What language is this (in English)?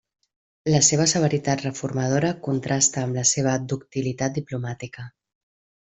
Catalan